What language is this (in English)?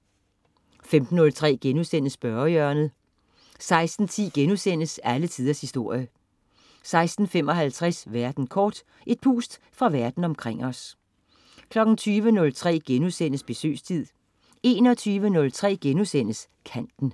Danish